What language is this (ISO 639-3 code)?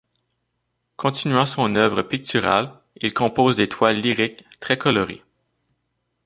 fra